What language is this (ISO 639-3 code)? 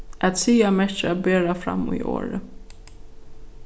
fao